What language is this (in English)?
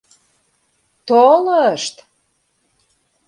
Mari